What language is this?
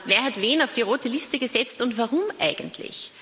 German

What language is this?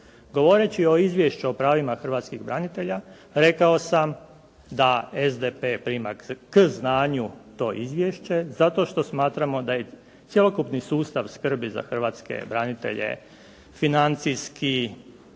Croatian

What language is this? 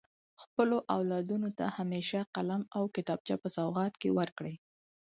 Pashto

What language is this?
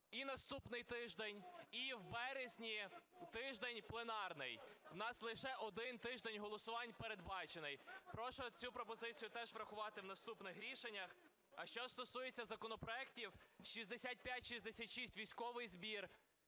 Ukrainian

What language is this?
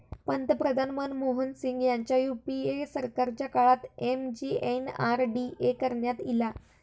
Marathi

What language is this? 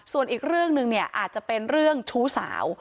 Thai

